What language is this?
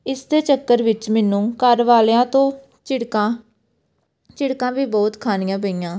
Punjabi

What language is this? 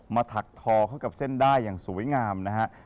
Thai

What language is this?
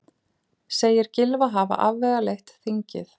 Icelandic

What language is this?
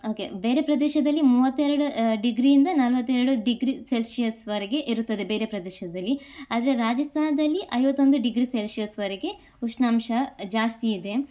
Kannada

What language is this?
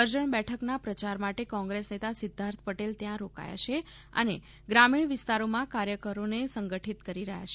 Gujarati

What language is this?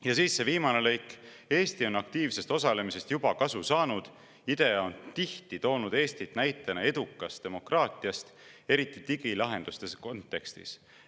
Estonian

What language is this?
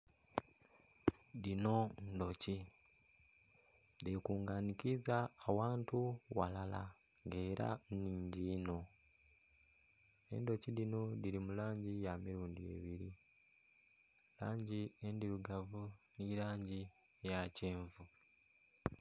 Soga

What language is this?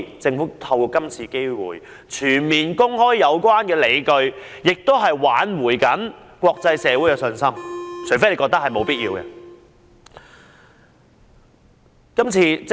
Cantonese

